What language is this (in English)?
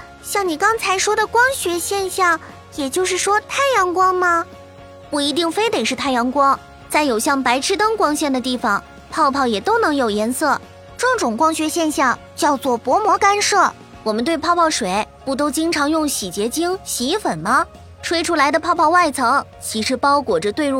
Chinese